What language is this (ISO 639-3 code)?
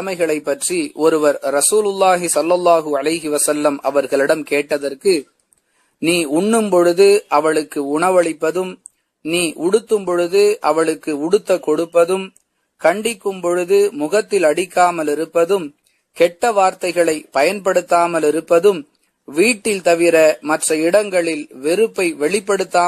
eng